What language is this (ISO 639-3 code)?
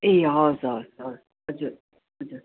nep